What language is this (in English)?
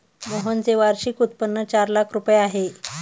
Marathi